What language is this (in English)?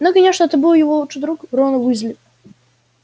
Russian